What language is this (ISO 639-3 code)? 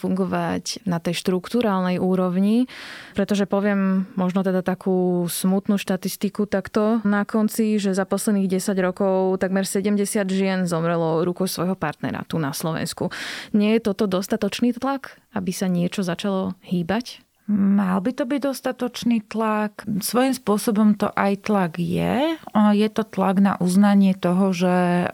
slk